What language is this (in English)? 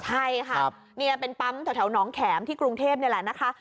Thai